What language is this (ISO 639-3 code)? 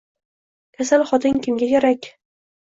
uzb